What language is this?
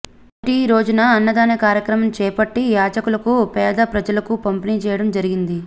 Telugu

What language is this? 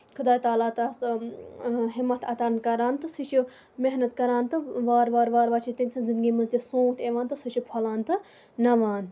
Kashmiri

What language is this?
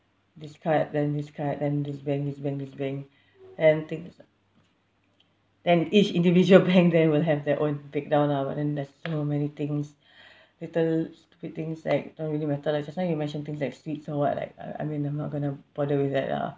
English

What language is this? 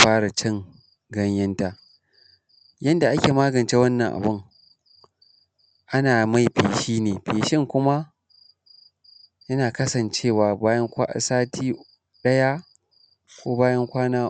Hausa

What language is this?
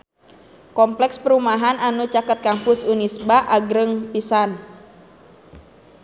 Sundanese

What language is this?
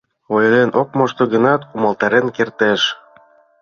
Mari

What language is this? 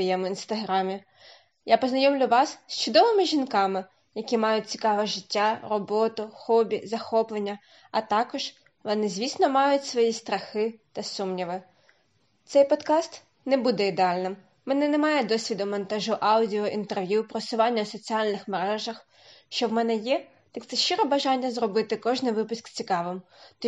Ukrainian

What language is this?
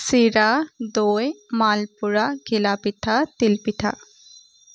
Assamese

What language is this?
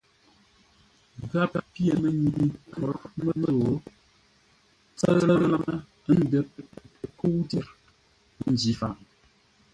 Ngombale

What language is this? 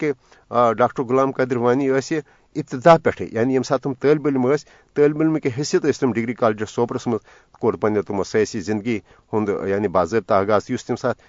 Urdu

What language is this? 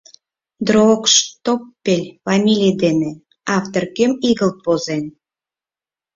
Mari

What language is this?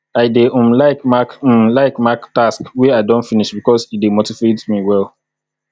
Nigerian Pidgin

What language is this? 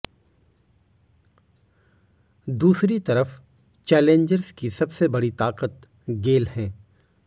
Hindi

